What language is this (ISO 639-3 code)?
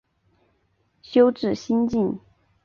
zho